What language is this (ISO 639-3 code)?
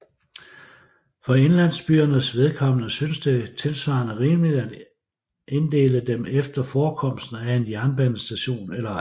dan